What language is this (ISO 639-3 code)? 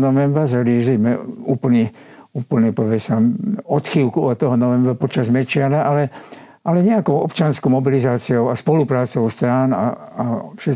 slk